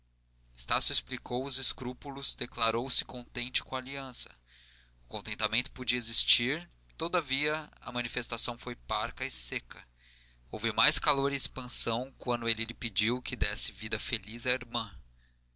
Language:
Portuguese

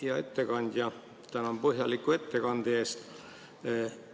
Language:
Estonian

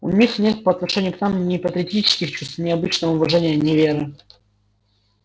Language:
Russian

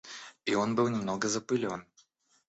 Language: Russian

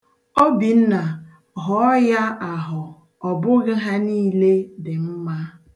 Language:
Igbo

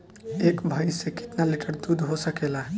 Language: Bhojpuri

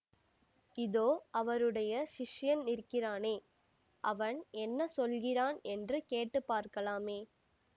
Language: Tamil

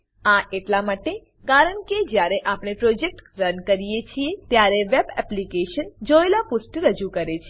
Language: Gujarati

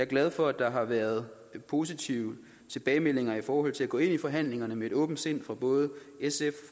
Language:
Danish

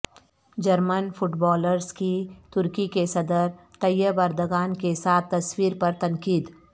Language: Urdu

